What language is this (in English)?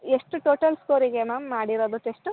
Kannada